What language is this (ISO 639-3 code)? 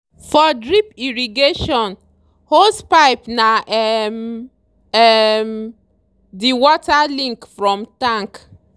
pcm